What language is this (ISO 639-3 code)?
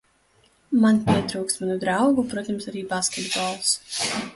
lav